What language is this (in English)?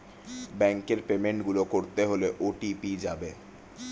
Bangla